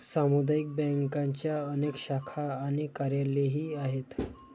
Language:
Marathi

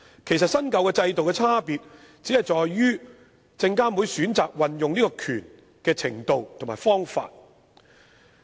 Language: Cantonese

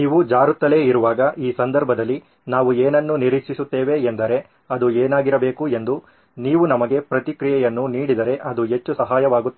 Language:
Kannada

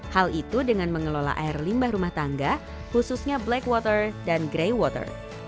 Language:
Indonesian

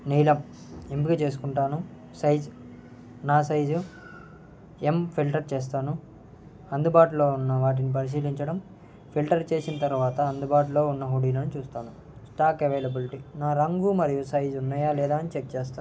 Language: Telugu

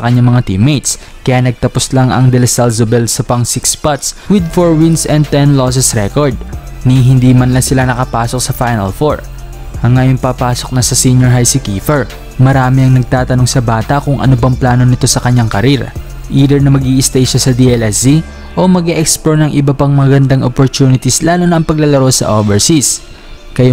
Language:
Filipino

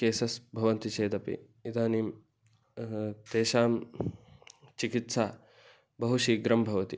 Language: Sanskrit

